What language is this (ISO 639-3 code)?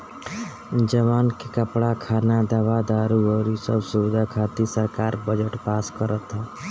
bho